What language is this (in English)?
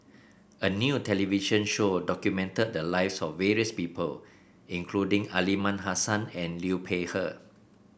English